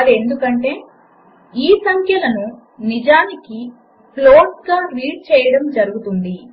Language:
Telugu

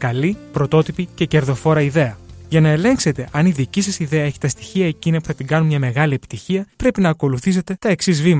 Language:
Greek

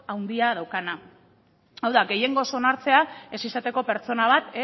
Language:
Basque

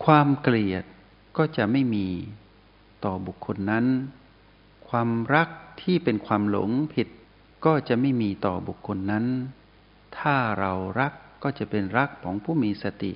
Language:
Thai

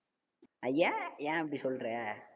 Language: Tamil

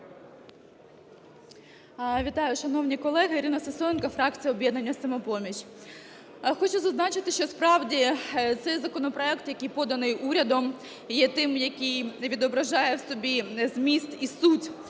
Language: Ukrainian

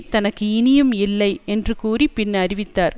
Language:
Tamil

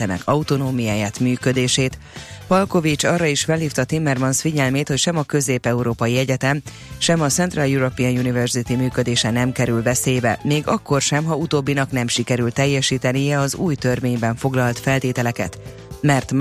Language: Hungarian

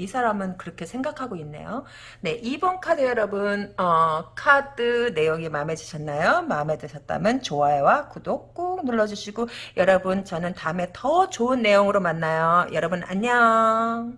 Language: Korean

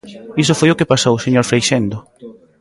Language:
Galician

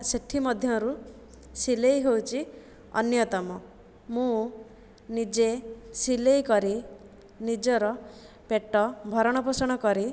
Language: Odia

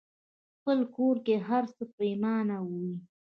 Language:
Pashto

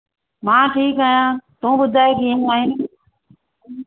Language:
Sindhi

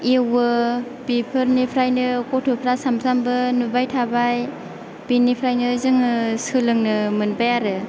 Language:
Bodo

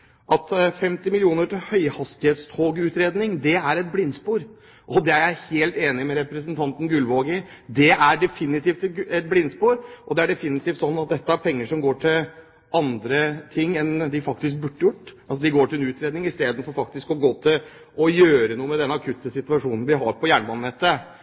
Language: Norwegian Bokmål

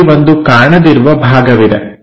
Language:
Kannada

